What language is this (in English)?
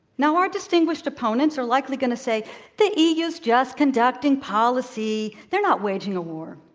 English